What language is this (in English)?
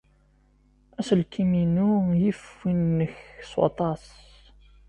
Kabyle